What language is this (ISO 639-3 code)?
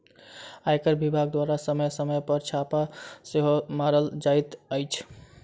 mai